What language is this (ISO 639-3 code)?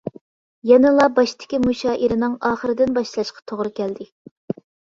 uig